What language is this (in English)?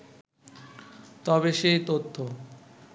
Bangla